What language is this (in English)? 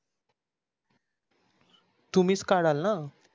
Marathi